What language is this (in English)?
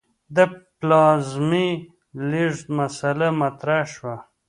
Pashto